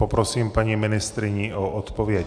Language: Czech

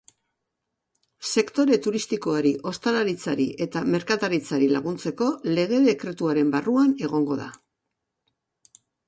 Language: Basque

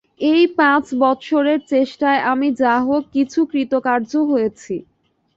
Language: Bangla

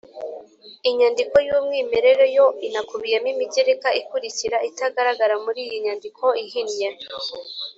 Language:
Kinyarwanda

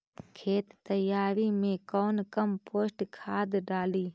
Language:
Magahi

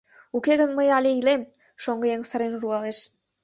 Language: Mari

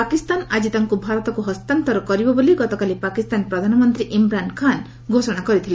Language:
Odia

